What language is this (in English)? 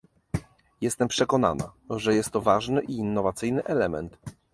Polish